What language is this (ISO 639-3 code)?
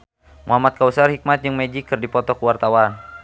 sun